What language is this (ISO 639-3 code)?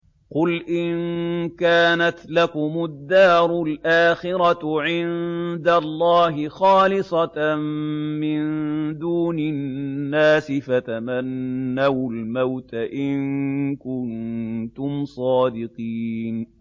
ara